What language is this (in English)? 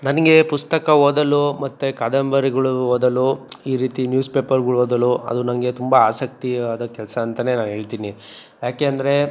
Kannada